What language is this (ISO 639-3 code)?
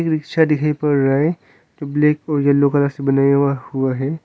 hin